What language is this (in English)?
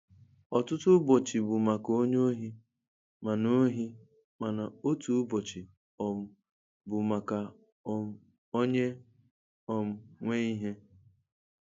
Igbo